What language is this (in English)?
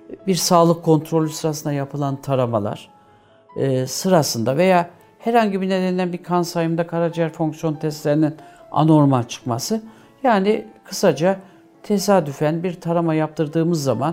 Turkish